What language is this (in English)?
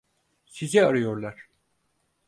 Turkish